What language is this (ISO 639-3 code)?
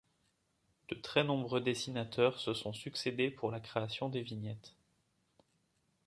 fra